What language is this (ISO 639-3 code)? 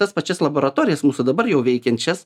lit